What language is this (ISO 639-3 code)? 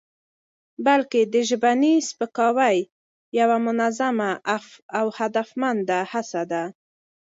pus